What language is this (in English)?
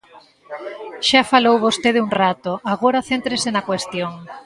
Galician